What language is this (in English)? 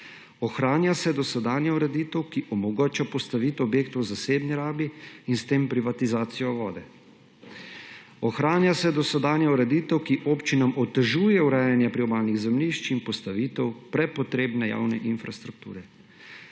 Slovenian